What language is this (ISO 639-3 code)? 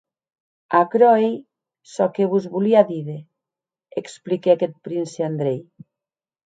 oci